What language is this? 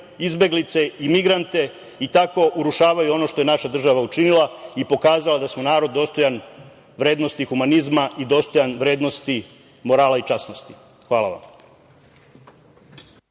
Serbian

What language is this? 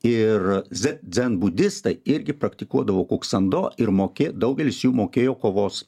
Lithuanian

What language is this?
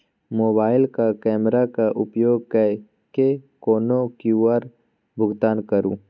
Maithili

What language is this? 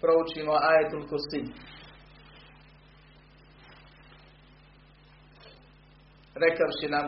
Croatian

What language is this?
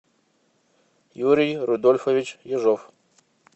Russian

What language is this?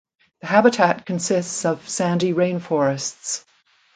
English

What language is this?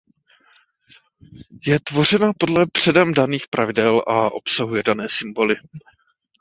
Czech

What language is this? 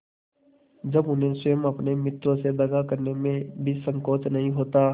Hindi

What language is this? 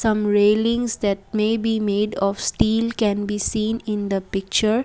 English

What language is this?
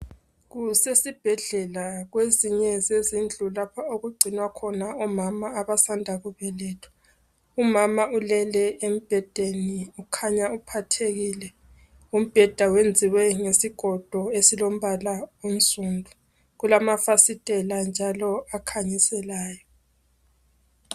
North Ndebele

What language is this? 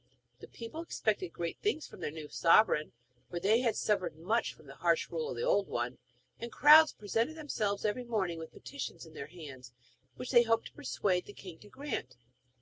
English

